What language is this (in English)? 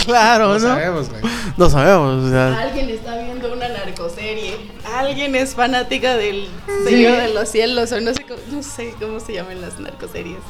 Spanish